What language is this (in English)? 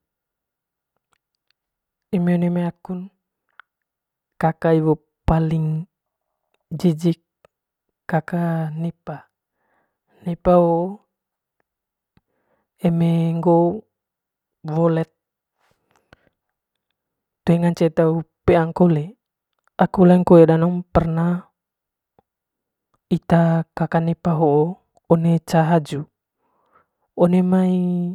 Manggarai